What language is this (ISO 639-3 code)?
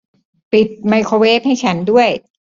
tha